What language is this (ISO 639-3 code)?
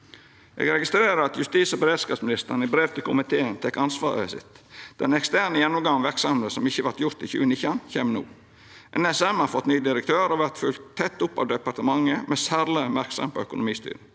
nor